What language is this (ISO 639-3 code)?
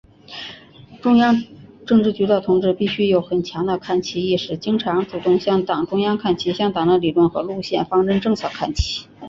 zho